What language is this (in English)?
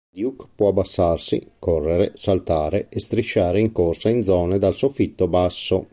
Italian